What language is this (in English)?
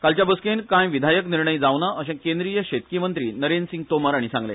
Konkani